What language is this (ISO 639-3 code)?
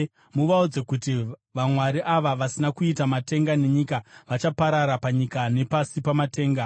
sna